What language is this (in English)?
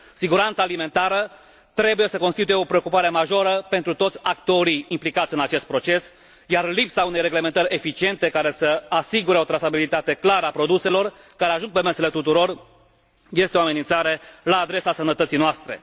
Romanian